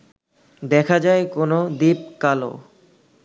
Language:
Bangla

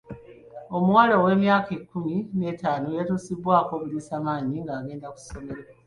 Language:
Ganda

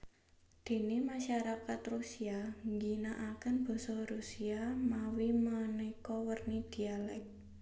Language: Javanese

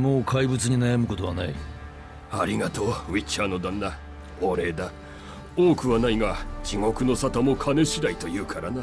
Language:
Japanese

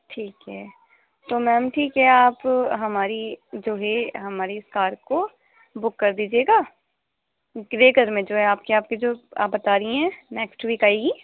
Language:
Urdu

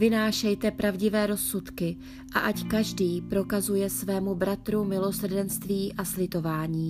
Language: Czech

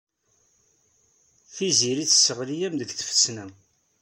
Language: Kabyle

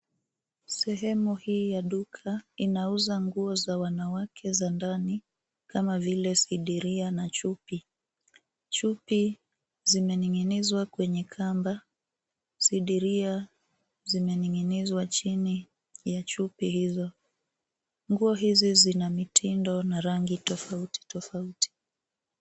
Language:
Swahili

